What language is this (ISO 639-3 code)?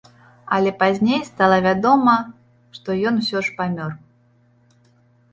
bel